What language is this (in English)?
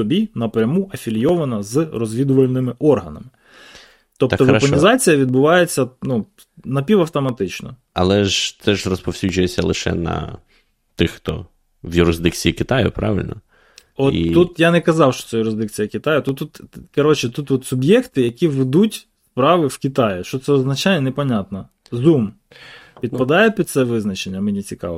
Ukrainian